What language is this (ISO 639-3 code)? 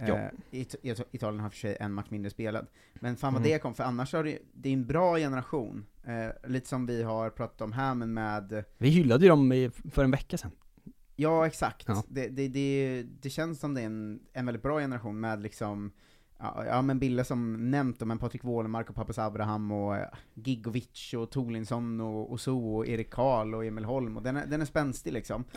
swe